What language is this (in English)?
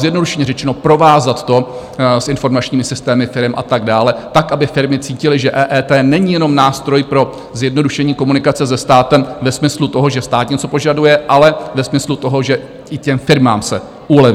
Czech